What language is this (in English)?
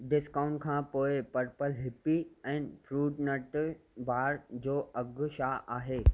Sindhi